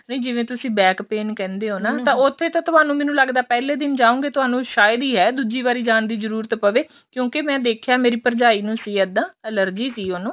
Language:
Punjabi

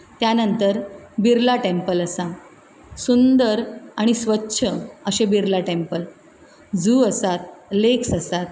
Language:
Konkani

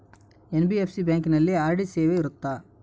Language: Kannada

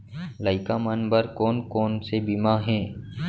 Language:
Chhattisgarhi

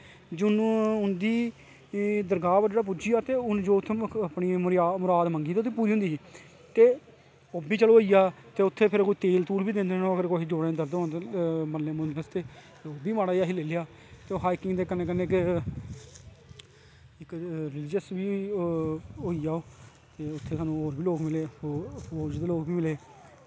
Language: Dogri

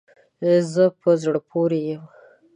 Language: Pashto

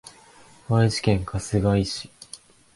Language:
Japanese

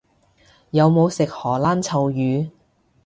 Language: Cantonese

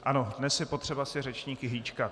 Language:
Czech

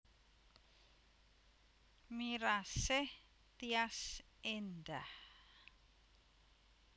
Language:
Javanese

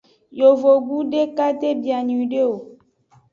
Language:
Aja (Benin)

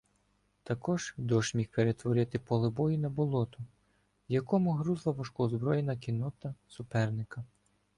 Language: Ukrainian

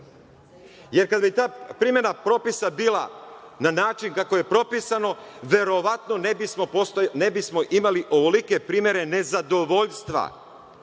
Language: Serbian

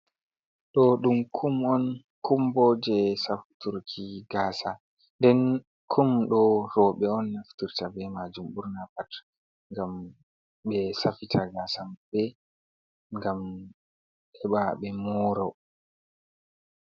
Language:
Fula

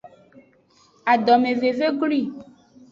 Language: Aja (Benin)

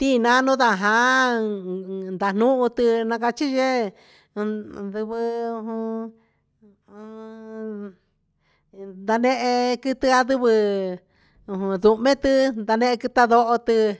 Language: Huitepec Mixtec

